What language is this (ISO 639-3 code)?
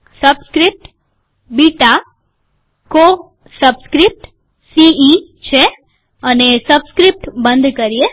guj